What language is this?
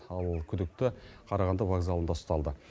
Kazakh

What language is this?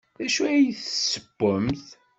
Kabyle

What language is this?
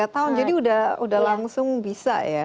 Indonesian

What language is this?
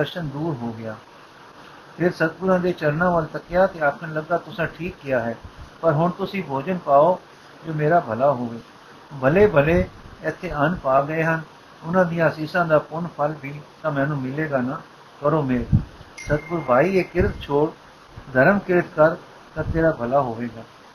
Punjabi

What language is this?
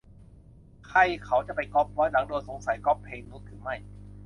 Thai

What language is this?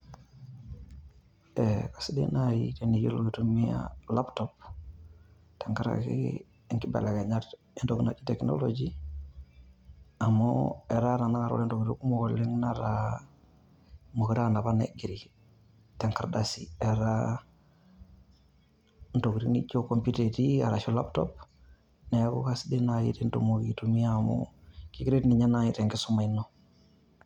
Masai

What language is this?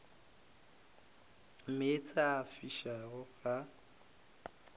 Northern Sotho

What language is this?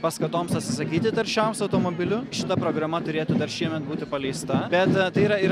Lithuanian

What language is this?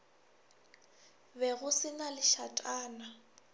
Northern Sotho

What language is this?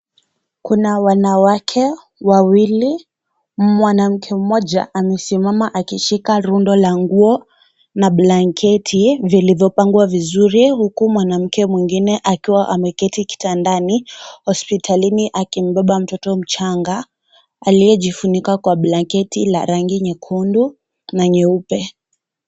Swahili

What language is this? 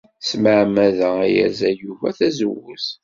Kabyle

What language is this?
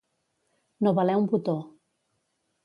Catalan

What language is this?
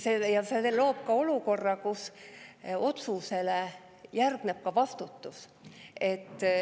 Estonian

